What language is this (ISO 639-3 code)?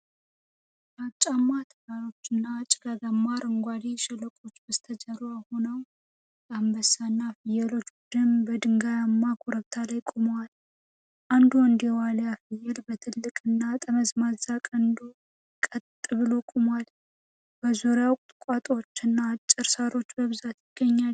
amh